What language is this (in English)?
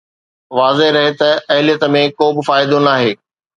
Sindhi